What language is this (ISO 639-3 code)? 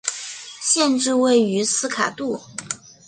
zho